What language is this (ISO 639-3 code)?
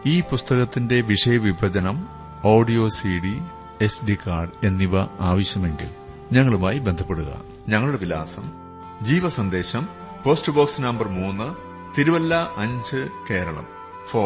mal